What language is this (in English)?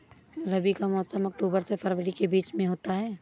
Hindi